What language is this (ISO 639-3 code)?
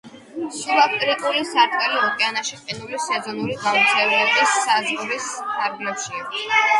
kat